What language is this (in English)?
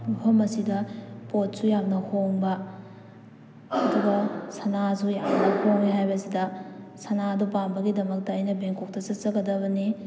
Manipuri